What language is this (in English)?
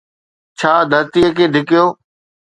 Sindhi